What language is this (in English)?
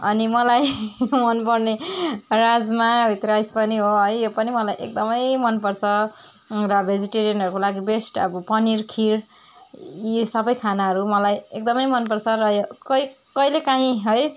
Nepali